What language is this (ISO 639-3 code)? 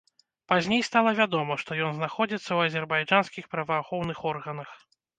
bel